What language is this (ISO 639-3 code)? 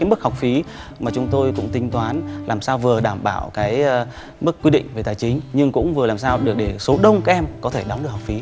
vie